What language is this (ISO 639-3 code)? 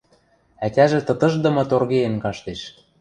mrj